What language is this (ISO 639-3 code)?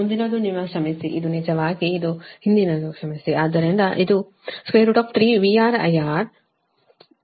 kan